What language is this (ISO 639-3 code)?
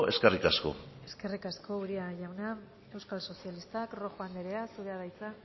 eus